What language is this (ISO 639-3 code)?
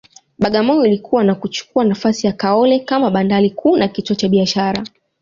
swa